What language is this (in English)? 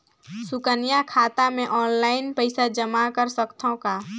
Chhattisgarhi